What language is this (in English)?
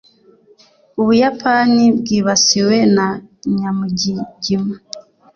Kinyarwanda